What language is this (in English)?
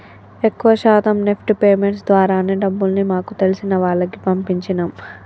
Telugu